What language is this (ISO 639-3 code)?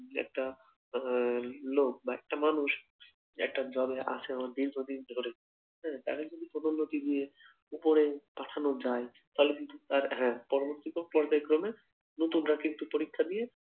ben